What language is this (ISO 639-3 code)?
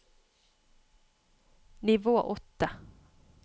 nor